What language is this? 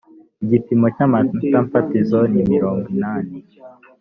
Kinyarwanda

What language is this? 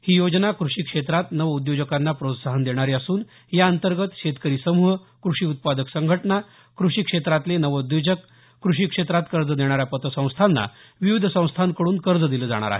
Marathi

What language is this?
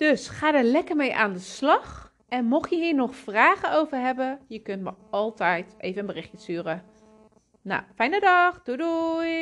Dutch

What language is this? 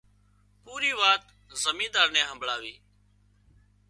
Wadiyara Koli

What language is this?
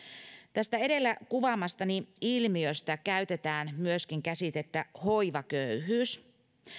Finnish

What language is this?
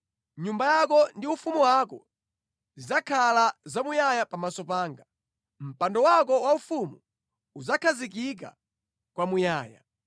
Nyanja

